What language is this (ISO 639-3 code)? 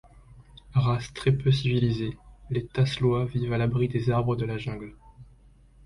fra